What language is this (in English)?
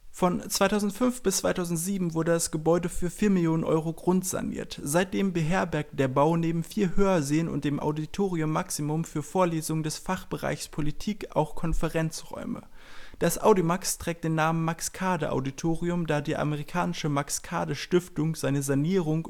German